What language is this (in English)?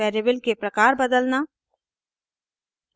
Hindi